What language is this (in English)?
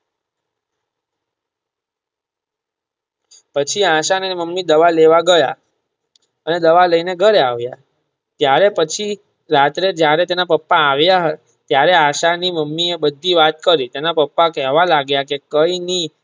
Gujarati